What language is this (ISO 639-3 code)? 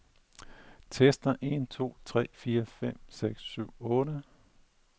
dan